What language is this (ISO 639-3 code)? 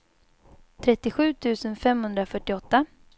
swe